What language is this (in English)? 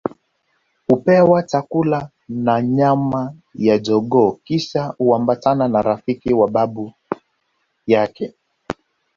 Swahili